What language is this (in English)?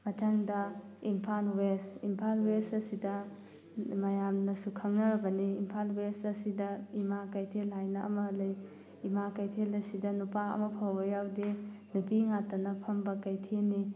Manipuri